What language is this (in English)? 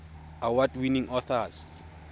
Tswana